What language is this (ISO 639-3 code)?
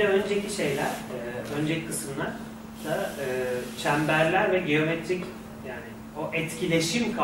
tur